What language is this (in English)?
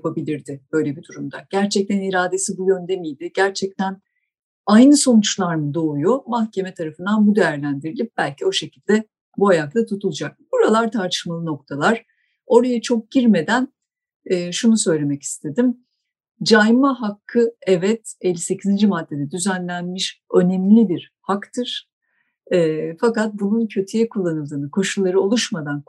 Turkish